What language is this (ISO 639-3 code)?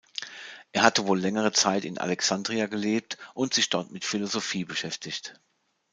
deu